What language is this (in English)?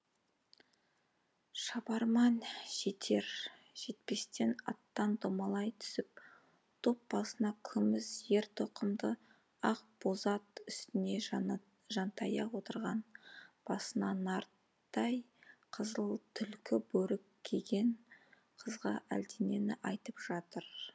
Kazakh